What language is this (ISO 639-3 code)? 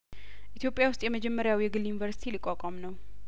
amh